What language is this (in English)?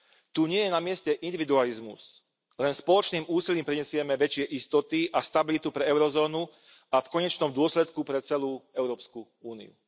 Slovak